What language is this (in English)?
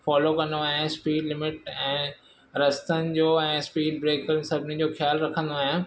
Sindhi